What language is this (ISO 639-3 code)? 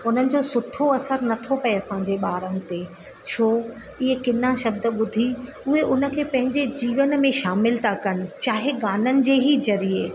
snd